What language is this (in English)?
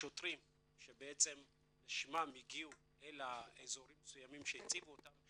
Hebrew